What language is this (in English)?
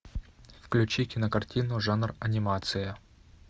Russian